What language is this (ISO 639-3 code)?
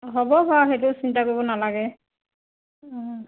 asm